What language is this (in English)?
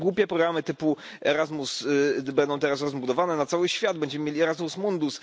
Polish